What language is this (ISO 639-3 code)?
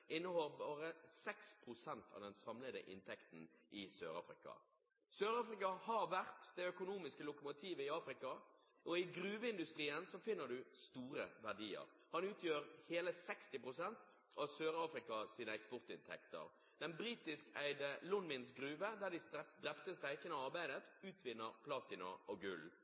nob